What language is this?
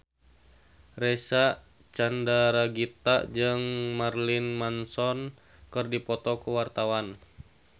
Sundanese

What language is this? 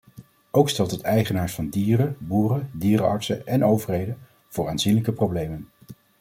Dutch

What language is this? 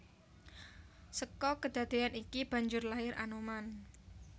Javanese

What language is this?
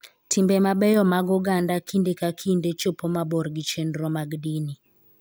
Luo (Kenya and Tanzania)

